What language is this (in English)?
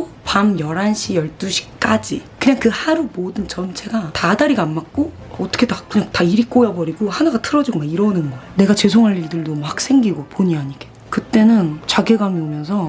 Korean